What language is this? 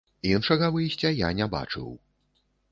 Belarusian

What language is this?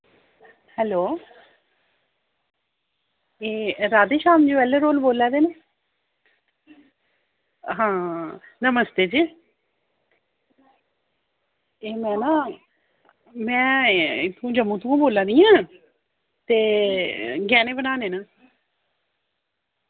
Dogri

